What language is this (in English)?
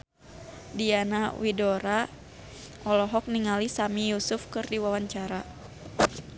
Sundanese